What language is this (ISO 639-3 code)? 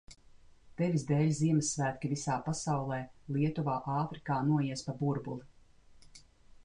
lav